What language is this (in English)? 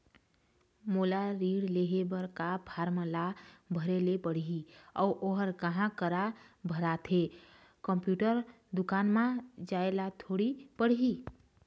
Chhattisgarhi